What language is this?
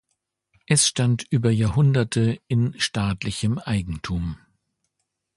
German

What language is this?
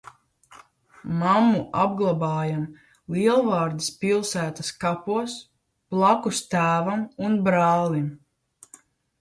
Latvian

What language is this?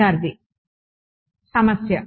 Telugu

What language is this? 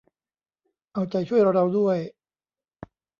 Thai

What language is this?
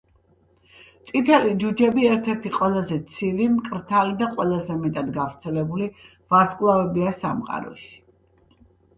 Georgian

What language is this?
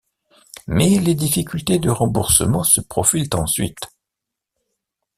French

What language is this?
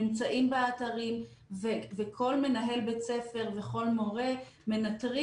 Hebrew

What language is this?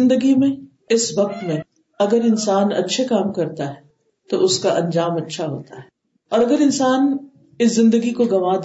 Urdu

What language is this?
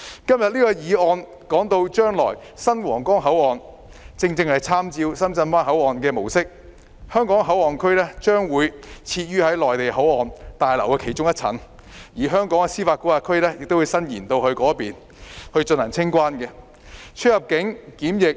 Cantonese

